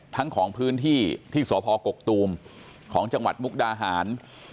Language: Thai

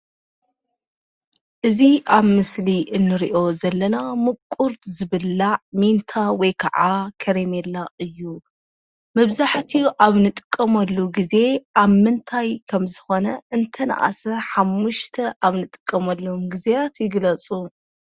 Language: Tigrinya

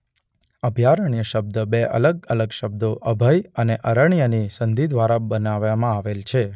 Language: Gujarati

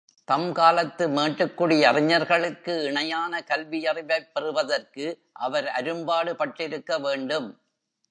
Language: Tamil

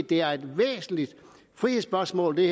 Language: Danish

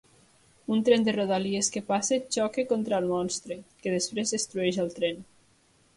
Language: Catalan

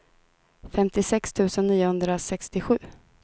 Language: Swedish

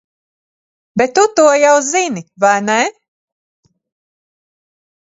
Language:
Latvian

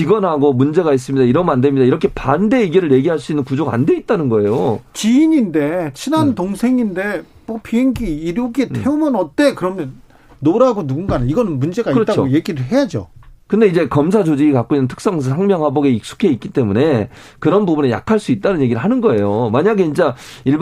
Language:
Korean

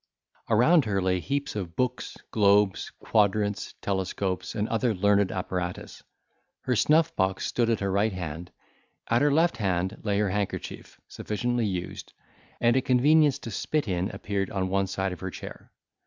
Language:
English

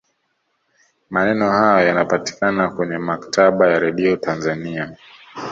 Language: Swahili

